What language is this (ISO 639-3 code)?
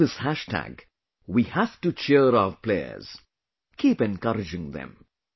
eng